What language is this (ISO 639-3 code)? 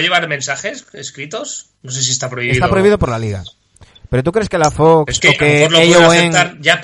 spa